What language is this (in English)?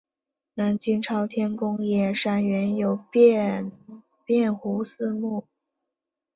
Chinese